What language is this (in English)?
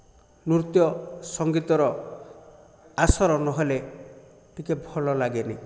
Odia